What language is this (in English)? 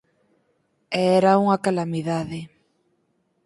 Galician